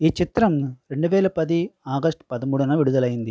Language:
Telugu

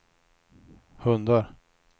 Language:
Swedish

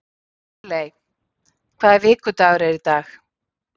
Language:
Icelandic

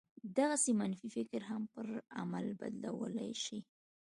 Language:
Pashto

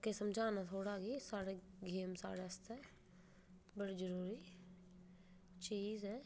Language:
Dogri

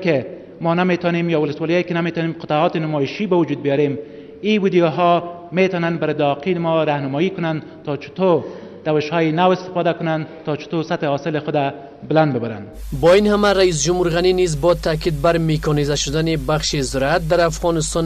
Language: Persian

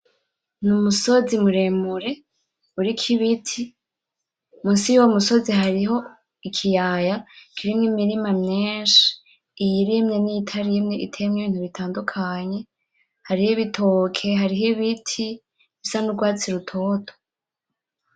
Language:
Rundi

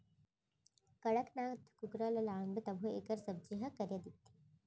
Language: Chhattisgarhi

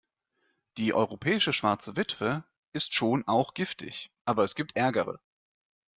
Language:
German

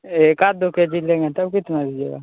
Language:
Hindi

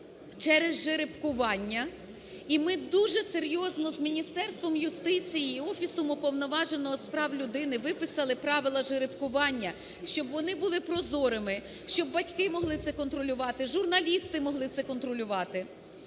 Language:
Ukrainian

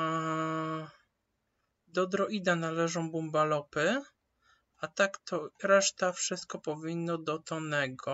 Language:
Polish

